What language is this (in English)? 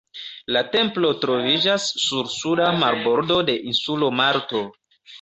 Esperanto